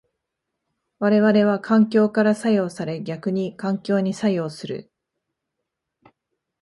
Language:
Japanese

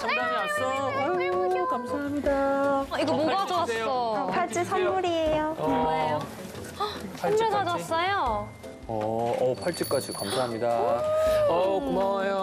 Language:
Korean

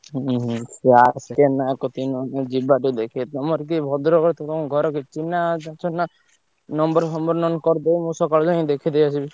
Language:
Odia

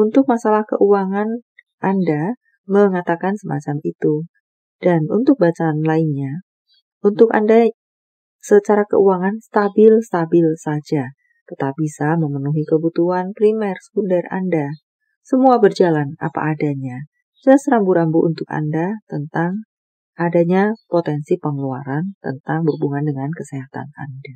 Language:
Indonesian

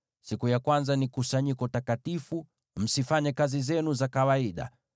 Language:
Swahili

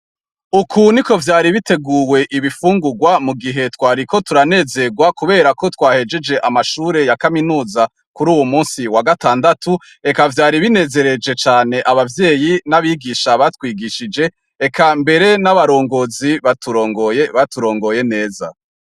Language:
Rundi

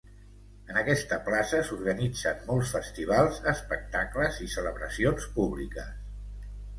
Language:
Catalan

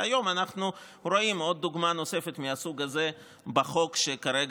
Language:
Hebrew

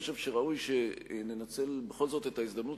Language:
Hebrew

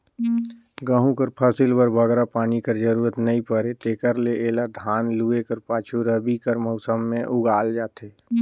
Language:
Chhattisgarhi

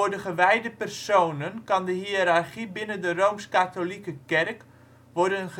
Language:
Dutch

